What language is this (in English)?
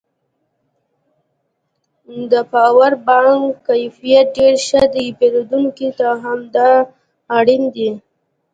Pashto